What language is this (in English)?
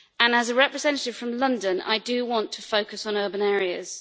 English